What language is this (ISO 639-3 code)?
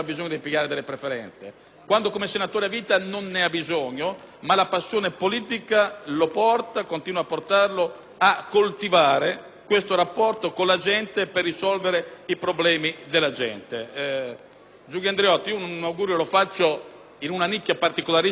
ita